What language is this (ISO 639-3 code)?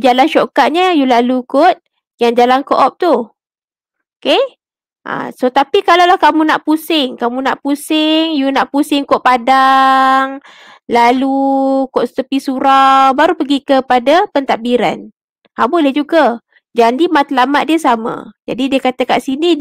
msa